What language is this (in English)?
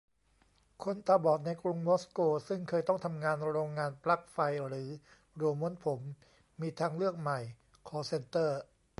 Thai